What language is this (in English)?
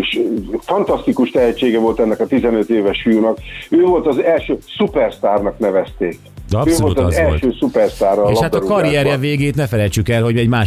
Hungarian